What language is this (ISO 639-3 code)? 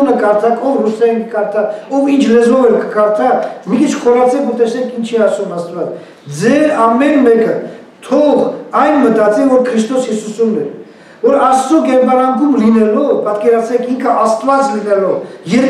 bul